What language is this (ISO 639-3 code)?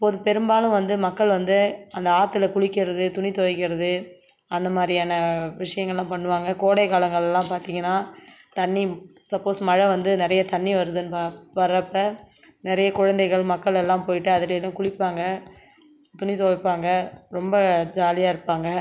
tam